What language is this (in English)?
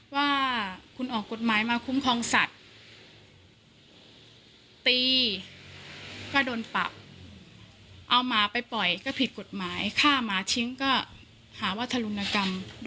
Thai